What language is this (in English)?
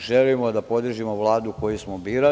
Serbian